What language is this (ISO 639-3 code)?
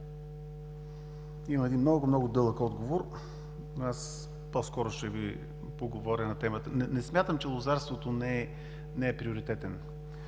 bul